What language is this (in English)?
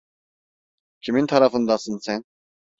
Turkish